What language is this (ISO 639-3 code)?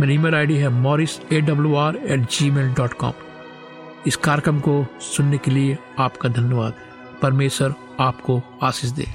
hin